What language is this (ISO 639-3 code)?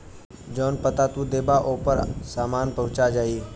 bho